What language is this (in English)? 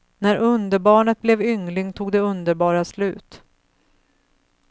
Swedish